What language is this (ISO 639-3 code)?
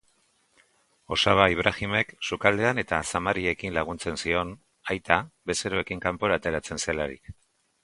eus